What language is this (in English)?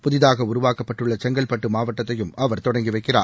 Tamil